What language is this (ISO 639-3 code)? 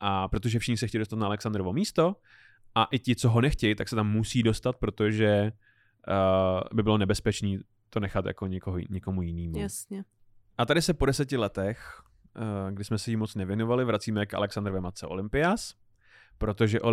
ces